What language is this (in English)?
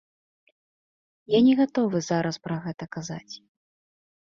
Belarusian